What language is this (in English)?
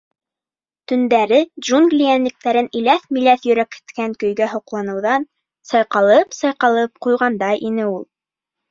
Bashkir